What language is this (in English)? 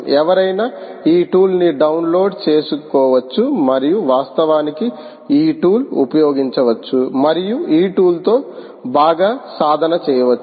Telugu